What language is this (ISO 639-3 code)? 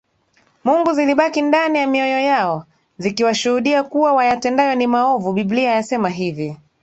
swa